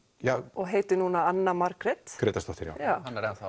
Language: Icelandic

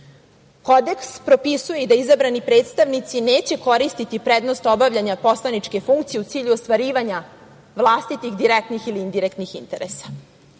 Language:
Serbian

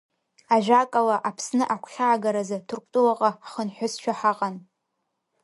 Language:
Abkhazian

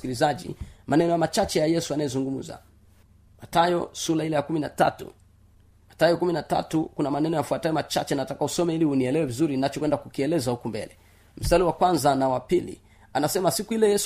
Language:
Swahili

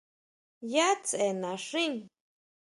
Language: Huautla Mazatec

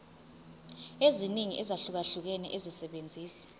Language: Zulu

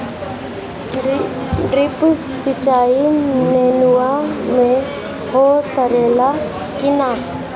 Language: Bhojpuri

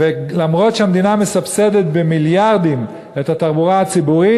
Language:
Hebrew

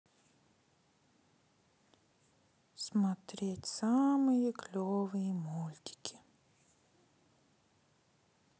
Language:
Russian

